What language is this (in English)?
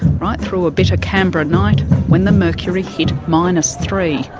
English